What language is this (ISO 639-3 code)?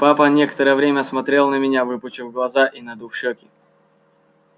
rus